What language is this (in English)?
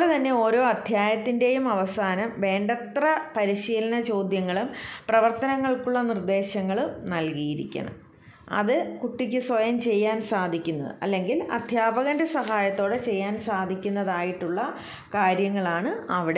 Malayalam